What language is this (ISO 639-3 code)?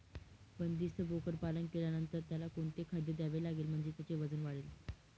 mar